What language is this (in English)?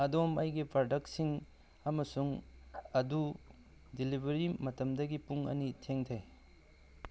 Manipuri